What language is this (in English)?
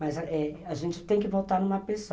Portuguese